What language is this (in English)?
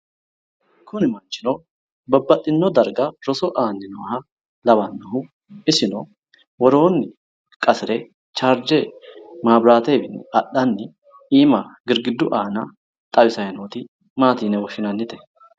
Sidamo